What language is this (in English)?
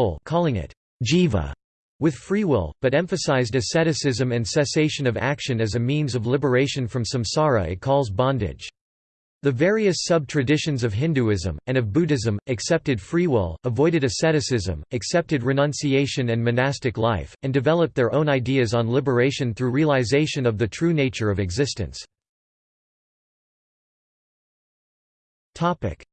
English